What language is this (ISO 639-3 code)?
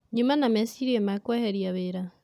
kik